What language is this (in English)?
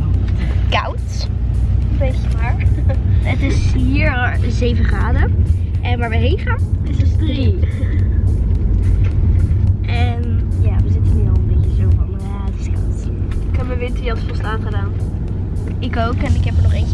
Dutch